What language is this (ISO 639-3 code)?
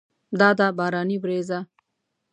pus